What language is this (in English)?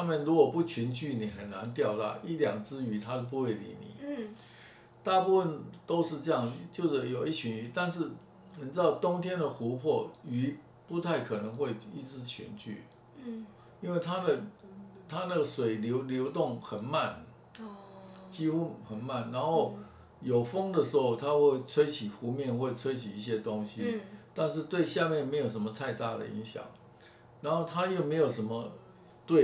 Chinese